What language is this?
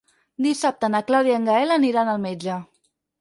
Catalan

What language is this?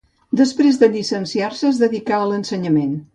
Catalan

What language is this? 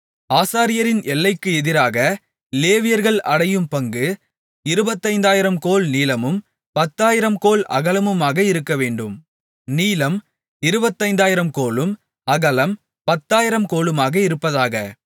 Tamil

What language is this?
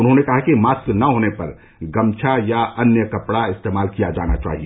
Hindi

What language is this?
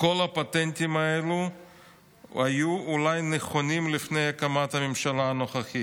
Hebrew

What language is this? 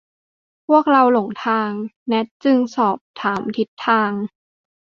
Thai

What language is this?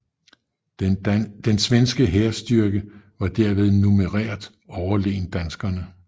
Danish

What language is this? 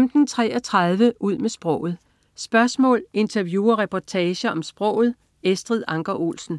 Danish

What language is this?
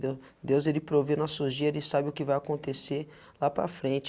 Portuguese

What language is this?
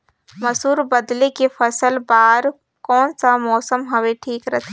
Chhattisgarhi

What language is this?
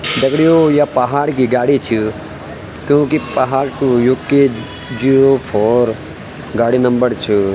Garhwali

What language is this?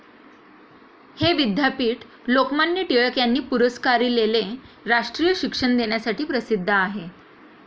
Marathi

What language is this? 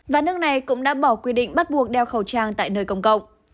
Vietnamese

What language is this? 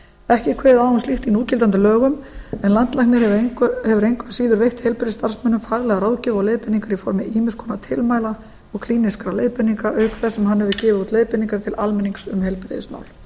Icelandic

